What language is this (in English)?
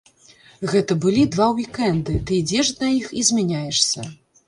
Belarusian